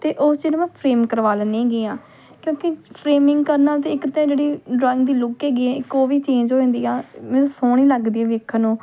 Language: Punjabi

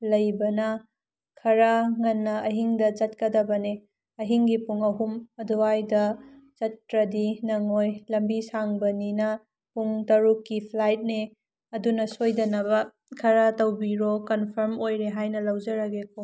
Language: Manipuri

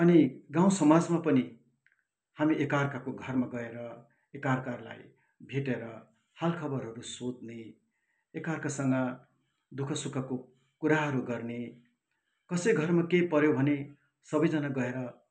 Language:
Nepali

